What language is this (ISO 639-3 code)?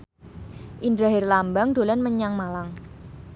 jav